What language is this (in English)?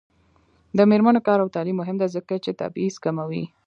Pashto